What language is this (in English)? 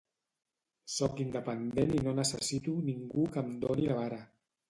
Catalan